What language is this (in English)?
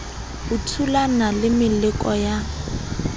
Southern Sotho